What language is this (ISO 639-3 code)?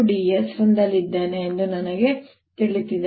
kan